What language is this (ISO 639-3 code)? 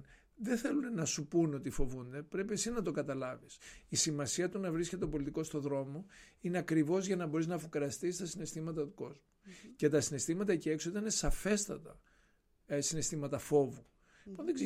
ell